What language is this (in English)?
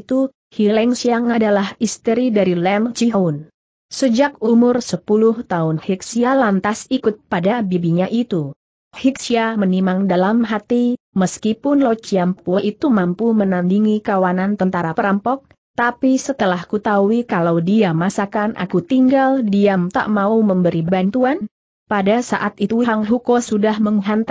Indonesian